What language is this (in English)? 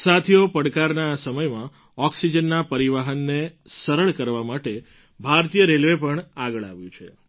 Gujarati